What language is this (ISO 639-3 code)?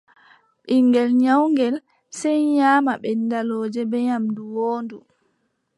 fub